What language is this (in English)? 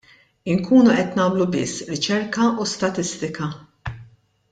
Maltese